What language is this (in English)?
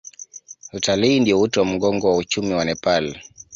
Swahili